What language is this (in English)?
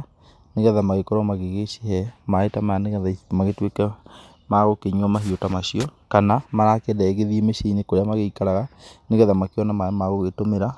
Kikuyu